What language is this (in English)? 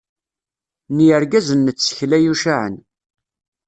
Kabyle